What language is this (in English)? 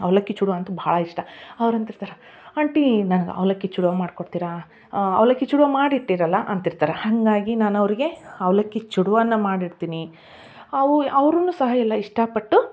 Kannada